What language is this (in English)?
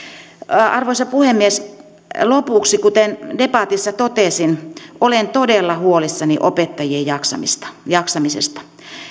Finnish